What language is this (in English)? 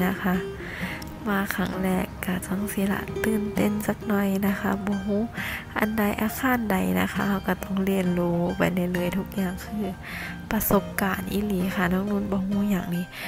Thai